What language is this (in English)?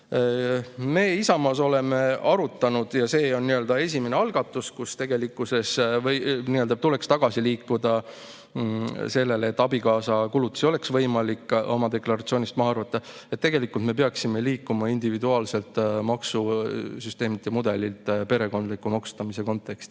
Estonian